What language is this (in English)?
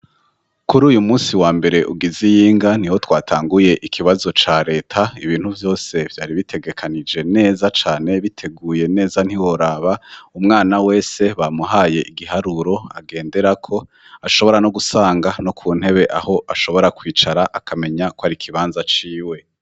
Rundi